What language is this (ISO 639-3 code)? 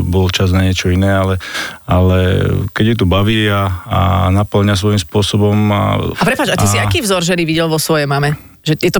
slk